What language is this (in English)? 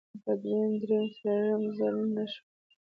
Pashto